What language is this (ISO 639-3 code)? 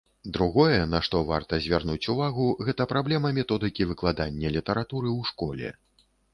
bel